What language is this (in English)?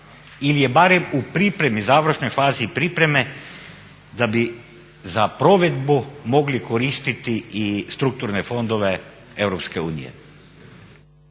Croatian